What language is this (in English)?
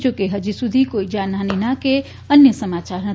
Gujarati